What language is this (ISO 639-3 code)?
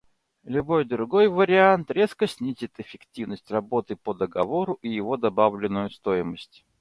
rus